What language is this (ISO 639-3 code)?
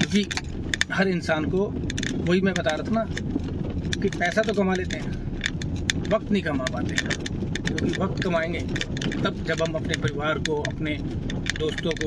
hin